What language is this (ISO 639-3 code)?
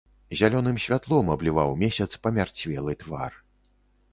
bel